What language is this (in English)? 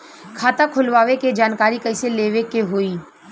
Bhojpuri